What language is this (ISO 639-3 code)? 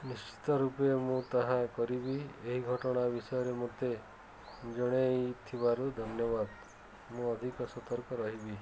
ori